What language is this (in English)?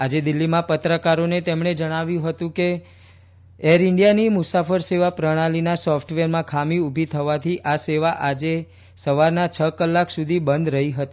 Gujarati